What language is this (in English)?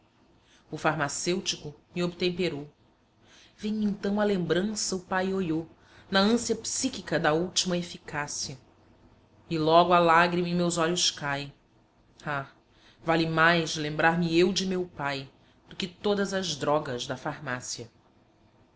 Portuguese